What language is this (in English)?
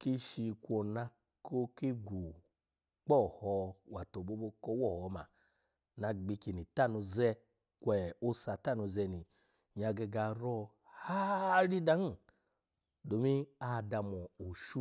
Alago